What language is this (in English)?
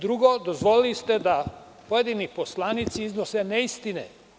Serbian